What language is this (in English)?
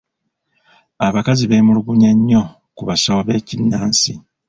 Ganda